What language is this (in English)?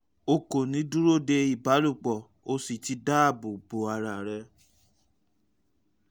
Yoruba